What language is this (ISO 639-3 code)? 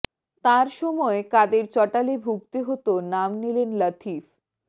ben